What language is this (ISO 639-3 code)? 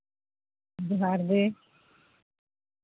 sat